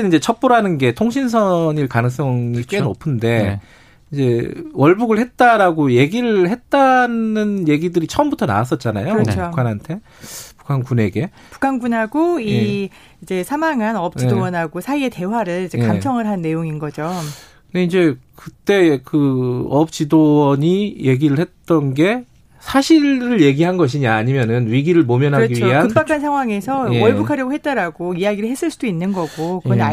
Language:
Korean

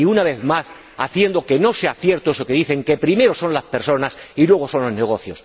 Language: Spanish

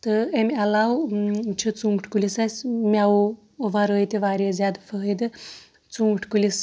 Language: Kashmiri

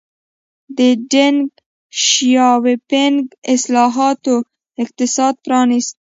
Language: Pashto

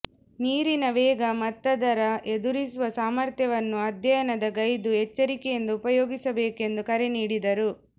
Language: Kannada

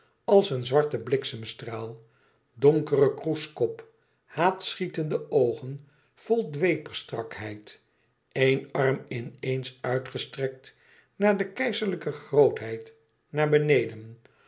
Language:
Dutch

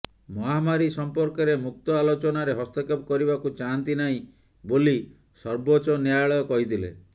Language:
Odia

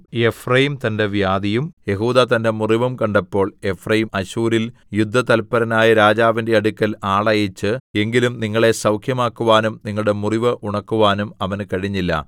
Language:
Malayalam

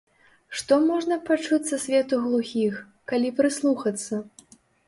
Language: Belarusian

